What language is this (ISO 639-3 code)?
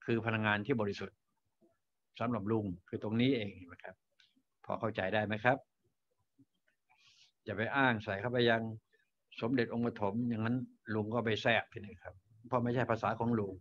tha